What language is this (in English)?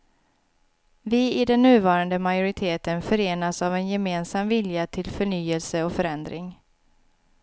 Swedish